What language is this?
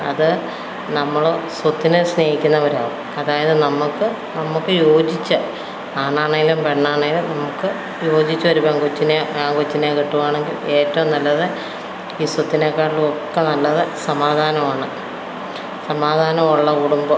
Malayalam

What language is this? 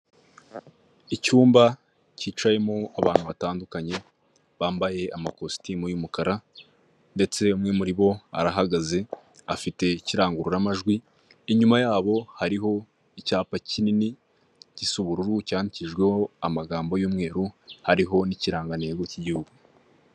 Kinyarwanda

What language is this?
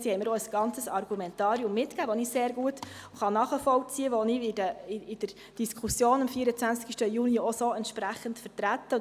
Swiss German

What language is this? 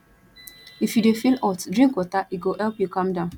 Nigerian Pidgin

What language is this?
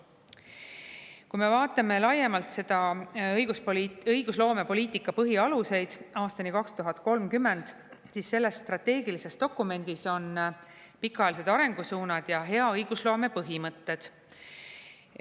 Estonian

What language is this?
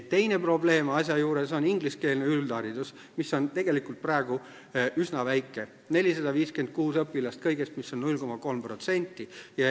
Estonian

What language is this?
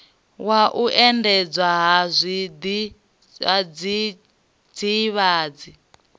Venda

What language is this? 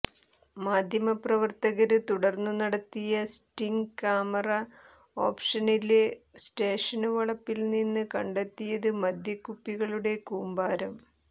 Malayalam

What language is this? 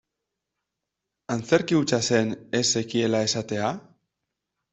Basque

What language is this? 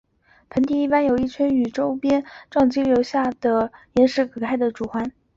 Chinese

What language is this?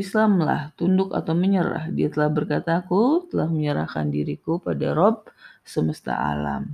Indonesian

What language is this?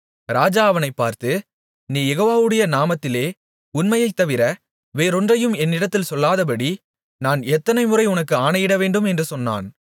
Tamil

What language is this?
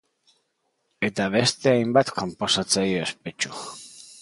Basque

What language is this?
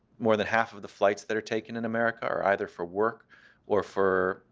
English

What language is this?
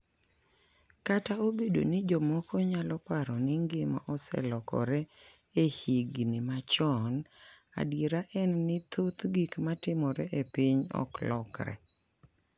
Luo (Kenya and Tanzania)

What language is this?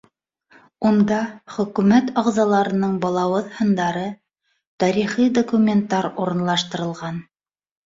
Bashkir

